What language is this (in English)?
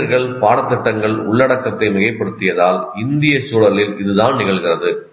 Tamil